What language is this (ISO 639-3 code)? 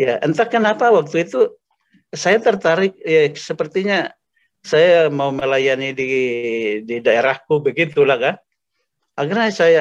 ind